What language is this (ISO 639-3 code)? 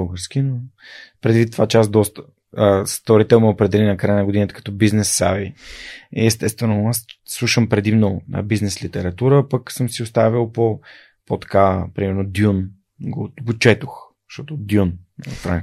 bul